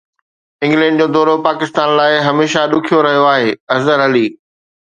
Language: Sindhi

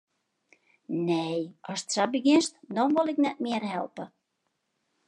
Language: Western Frisian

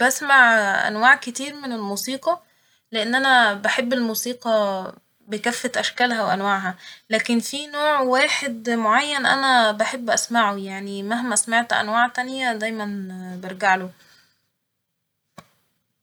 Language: Egyptian Arabic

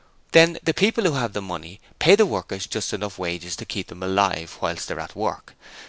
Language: English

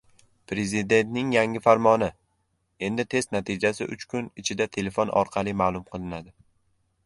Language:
Uzbek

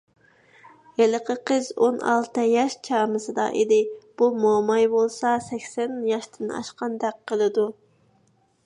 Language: Uyghur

